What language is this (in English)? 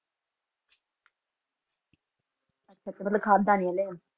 Punjabi